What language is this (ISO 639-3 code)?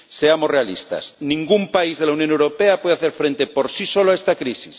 spa